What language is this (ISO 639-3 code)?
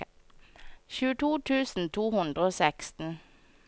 nor